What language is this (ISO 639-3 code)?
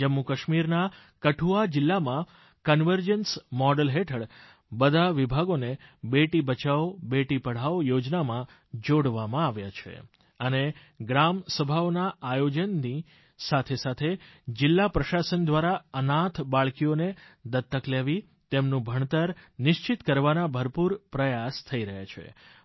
guj